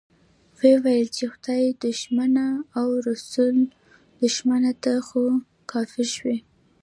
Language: Pashto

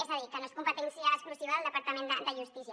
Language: Catalan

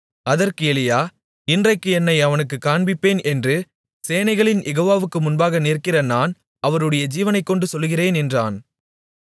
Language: Tamil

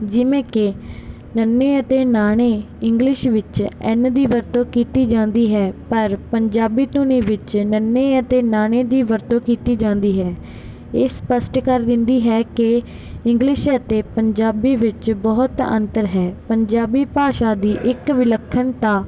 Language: Punjabi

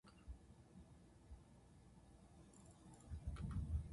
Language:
Japanese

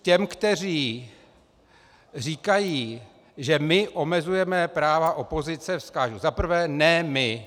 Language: Czech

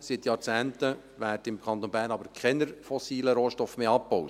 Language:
Swiss German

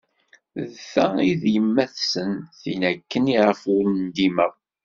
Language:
Kabyle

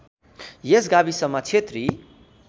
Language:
Nepali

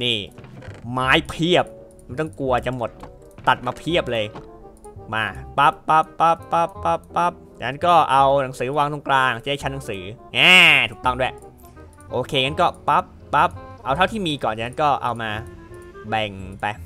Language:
Thai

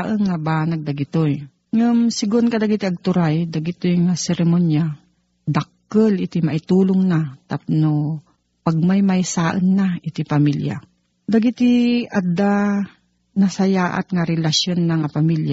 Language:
Filipino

